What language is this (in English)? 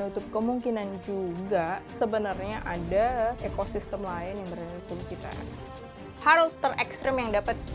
Indonesian